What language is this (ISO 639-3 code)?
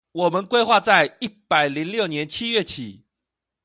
zho